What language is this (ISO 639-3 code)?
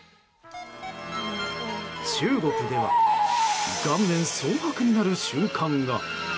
jpn